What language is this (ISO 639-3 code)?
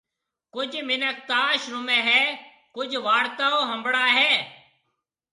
mve